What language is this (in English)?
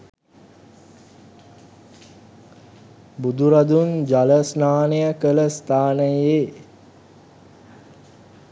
Sinhala